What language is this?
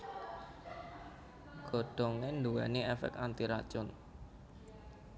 Javanese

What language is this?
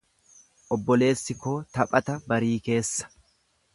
Oromo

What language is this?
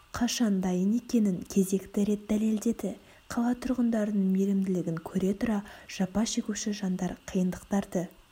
Kazakh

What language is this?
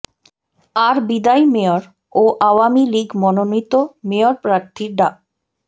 Bangla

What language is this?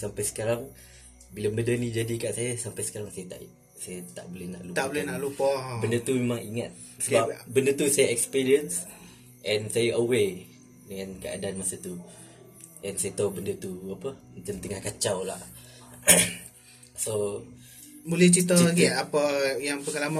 Malay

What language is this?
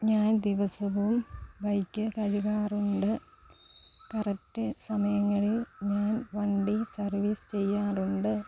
Malayalam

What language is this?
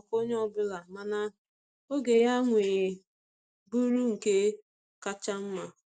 Igbo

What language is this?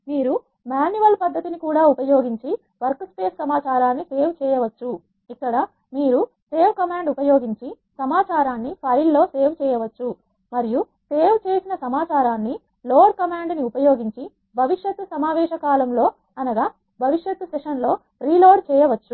Telugu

